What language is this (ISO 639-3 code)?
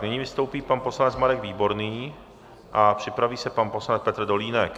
ces